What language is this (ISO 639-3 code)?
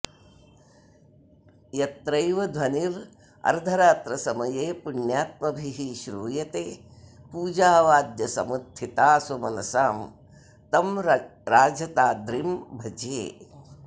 san